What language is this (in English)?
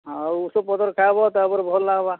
Odia